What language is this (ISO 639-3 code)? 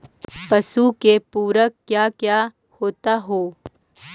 mag